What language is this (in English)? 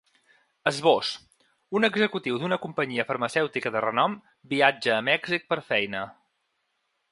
Catalan